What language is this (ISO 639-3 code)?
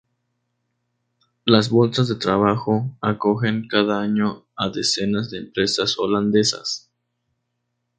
spa